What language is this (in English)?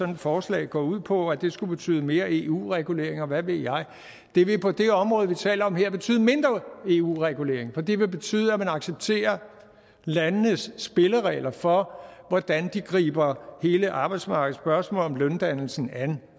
Danish